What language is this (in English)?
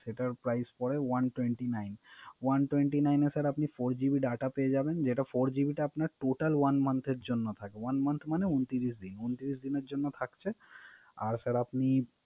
Bangla